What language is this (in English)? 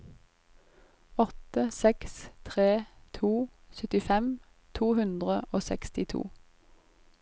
Norwegian